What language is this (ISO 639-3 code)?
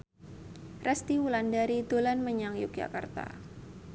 jav